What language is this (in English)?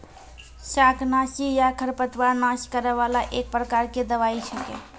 Maithili